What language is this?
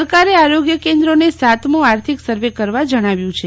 Gujarati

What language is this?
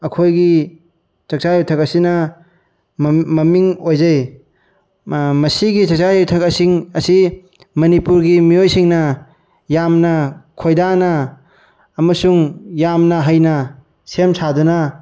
Manipuri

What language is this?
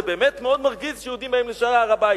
Hebrew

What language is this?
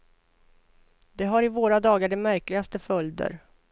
Swedish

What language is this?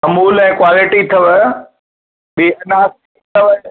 Sindhi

